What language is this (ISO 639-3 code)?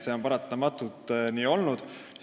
est